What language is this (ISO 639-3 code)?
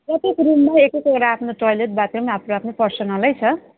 nep